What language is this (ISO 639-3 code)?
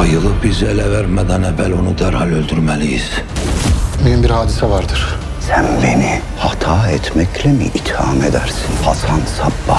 tur